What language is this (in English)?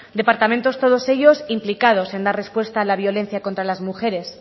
Spanish